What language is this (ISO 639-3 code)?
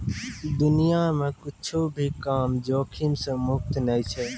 mai